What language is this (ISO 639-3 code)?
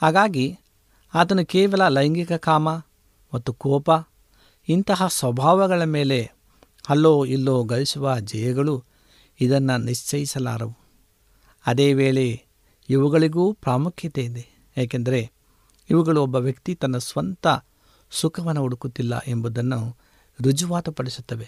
kan